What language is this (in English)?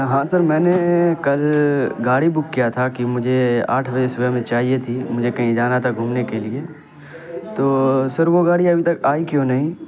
Urdu